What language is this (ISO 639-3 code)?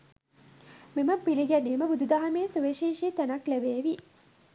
sin